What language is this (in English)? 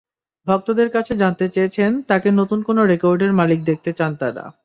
Bangla